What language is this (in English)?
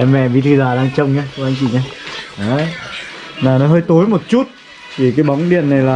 Vietnamese